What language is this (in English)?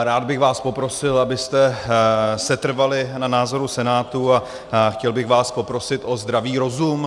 Czech